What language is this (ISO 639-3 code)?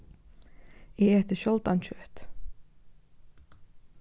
fao